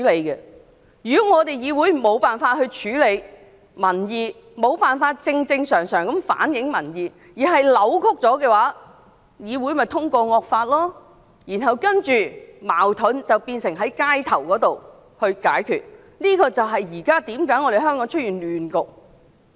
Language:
Cantonese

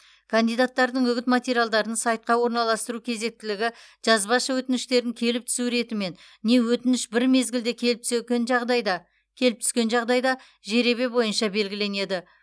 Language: Kazakh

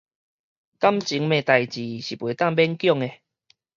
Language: Min Nan Chinese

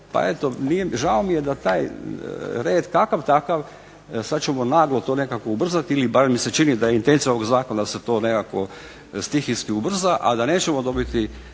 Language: Croatian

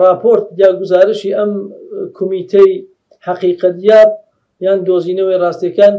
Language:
Arabic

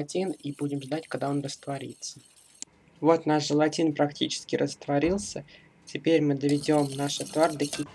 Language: Russian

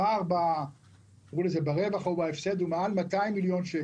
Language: Hebrew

